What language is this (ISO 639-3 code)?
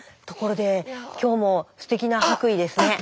jpn